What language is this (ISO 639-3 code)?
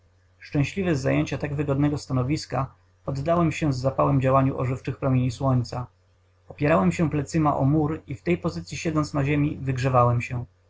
pol